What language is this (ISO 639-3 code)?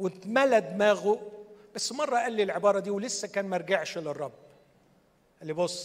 ara